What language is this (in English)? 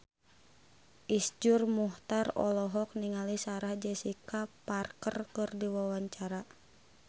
Sundanese